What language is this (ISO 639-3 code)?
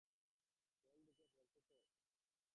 ben